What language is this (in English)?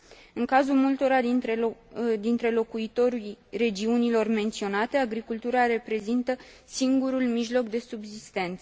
Romanian